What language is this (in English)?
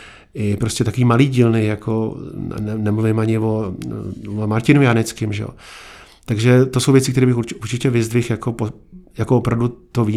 Czech